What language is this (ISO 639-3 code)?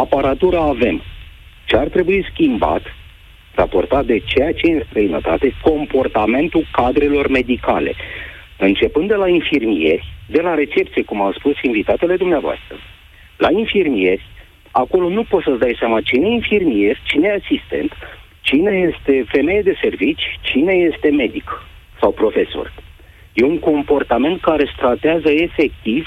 ron